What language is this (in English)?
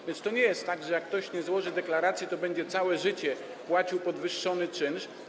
Polish